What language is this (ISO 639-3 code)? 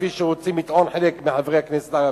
heb